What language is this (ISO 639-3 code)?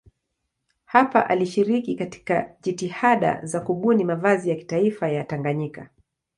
swa